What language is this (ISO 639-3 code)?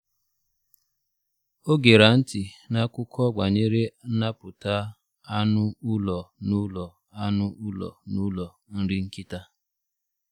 ibo